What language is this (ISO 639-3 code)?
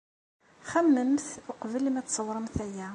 kab